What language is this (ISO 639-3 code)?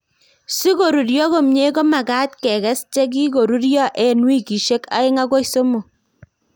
kln